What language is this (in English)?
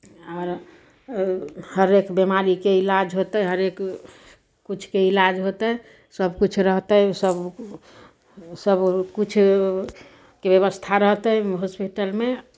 Maithili